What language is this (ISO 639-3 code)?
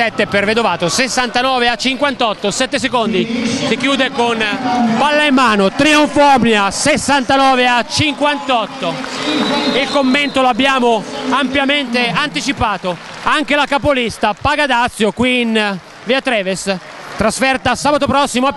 ita